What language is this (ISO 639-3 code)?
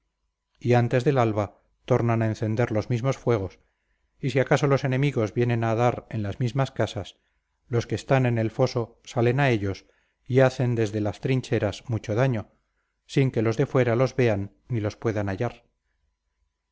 spa